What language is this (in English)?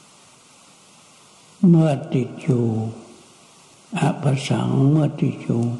Thai